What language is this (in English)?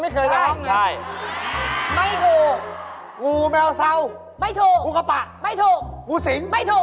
Thai